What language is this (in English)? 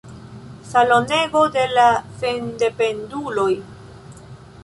Esperanto